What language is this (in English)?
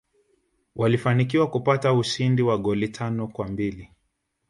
Swahili